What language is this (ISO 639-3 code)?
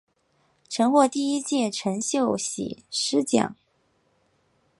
zho